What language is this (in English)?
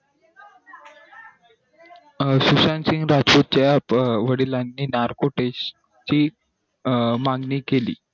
Marathi